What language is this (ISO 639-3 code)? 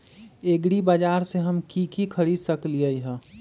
mag